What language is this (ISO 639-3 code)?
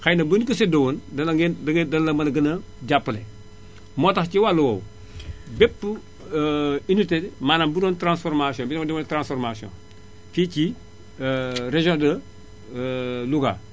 wol